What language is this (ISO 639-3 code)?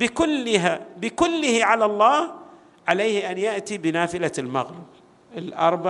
ara